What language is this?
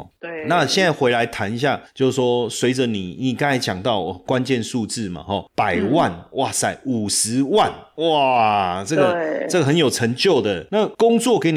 Chinese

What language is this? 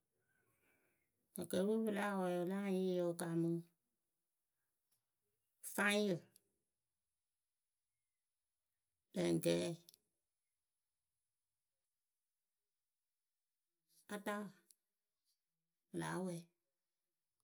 Akebu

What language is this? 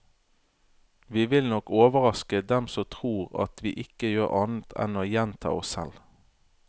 Norwegian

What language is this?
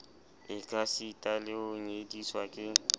Southern Sotho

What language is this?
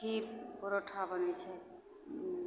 Maithili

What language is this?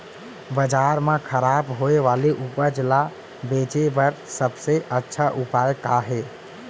Chhattisgarhi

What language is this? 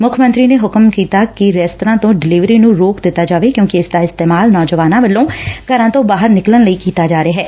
Punjabi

